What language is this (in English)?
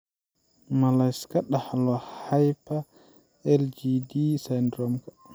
Somali